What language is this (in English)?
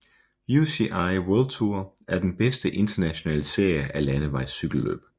Danish